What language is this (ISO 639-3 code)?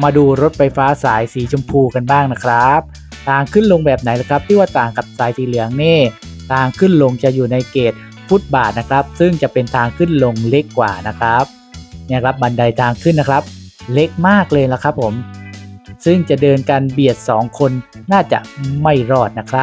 tha